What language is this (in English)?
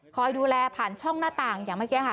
Thai